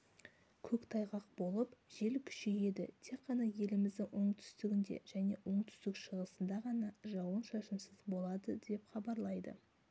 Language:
Kazakh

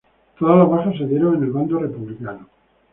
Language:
Spanish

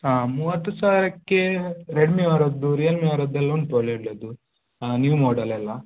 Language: Kannada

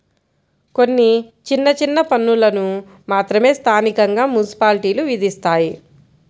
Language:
Telugu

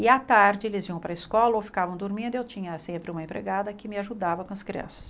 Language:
Portuguese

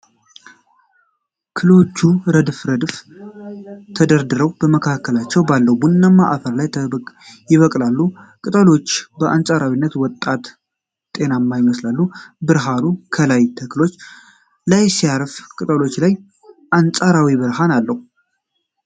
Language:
Amharic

